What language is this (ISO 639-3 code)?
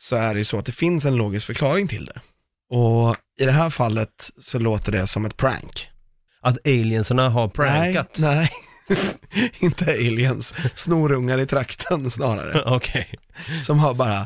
swe